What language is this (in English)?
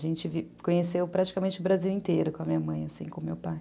Portuguese